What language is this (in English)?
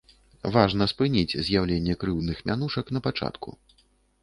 Belarusian